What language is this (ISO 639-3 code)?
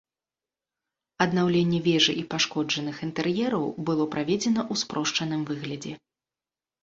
bel